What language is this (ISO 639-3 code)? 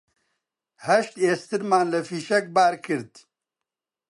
ckb